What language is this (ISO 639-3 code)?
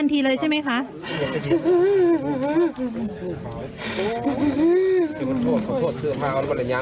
tha